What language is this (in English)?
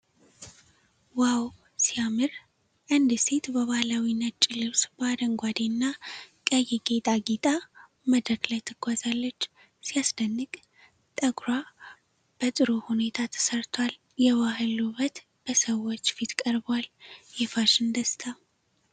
Amharic